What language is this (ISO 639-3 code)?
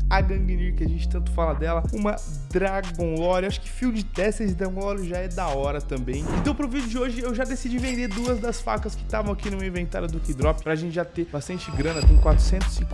por